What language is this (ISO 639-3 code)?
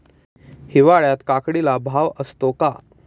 mar